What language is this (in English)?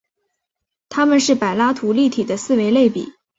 Chinese